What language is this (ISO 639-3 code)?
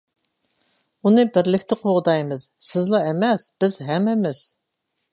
uig